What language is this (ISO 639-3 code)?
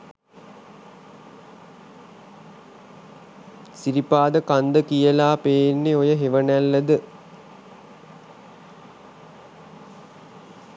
sin